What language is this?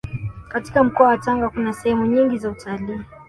Swahili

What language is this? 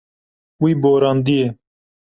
Kurdish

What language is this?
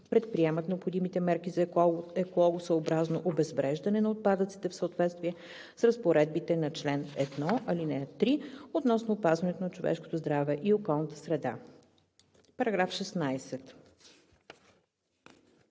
Bulgarian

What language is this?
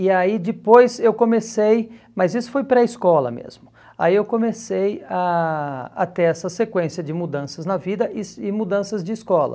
Portuguese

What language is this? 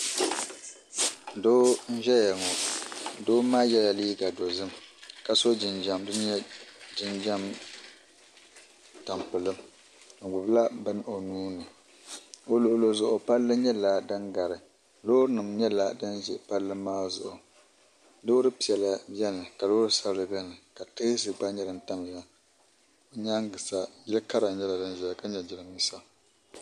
Dagbani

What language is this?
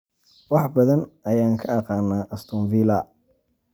Somali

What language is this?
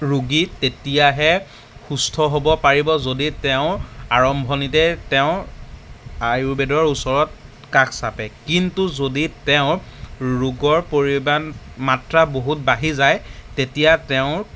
Assamese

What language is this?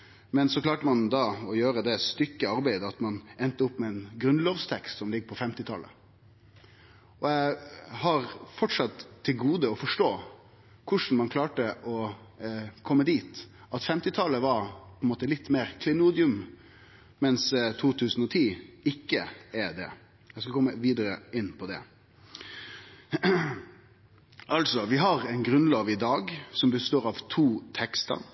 Norwegian Nynorsk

